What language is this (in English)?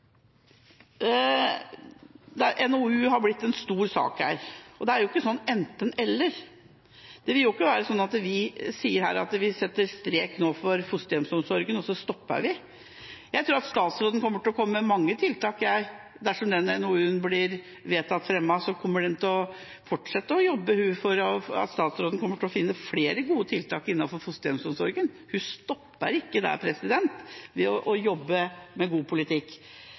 Norwegian Bokmål